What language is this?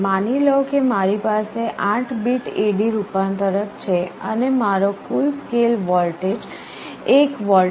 Gujarati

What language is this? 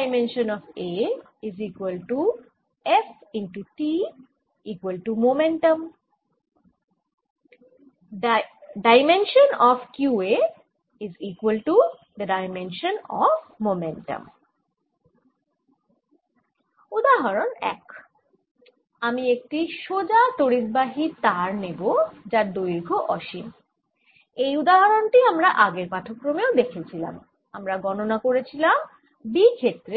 Bangla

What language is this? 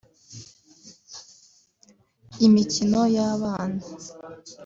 Kinyarwanda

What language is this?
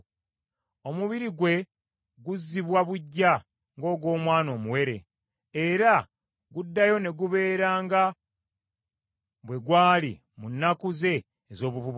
Ganda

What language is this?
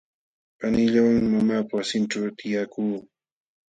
Jauja Wanca Quechua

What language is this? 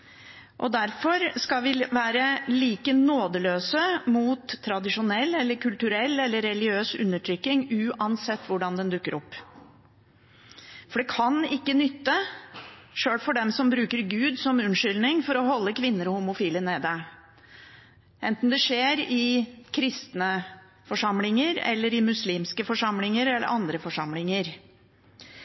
Norwegian Bokmål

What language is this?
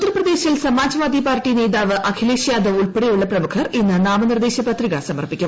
Malayalam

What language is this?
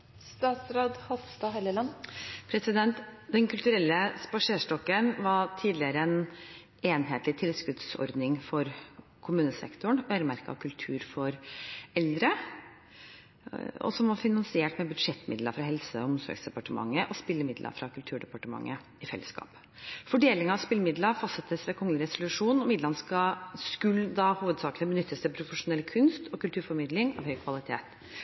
Norwegian Bokmål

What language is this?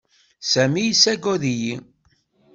Kabyle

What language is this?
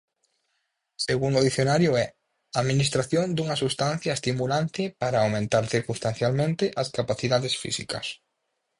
Galician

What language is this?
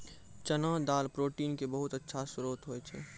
Maithili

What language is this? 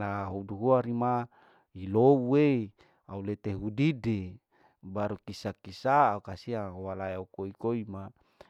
Larike-Wakasihu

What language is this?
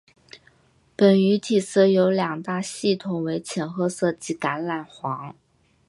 Chinese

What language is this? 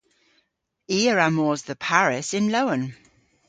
Cornish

